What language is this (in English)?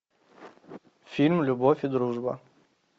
Russian